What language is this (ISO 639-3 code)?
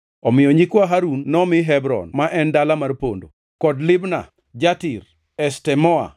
luo